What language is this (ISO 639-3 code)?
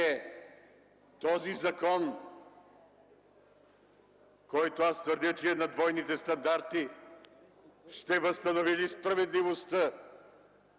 bul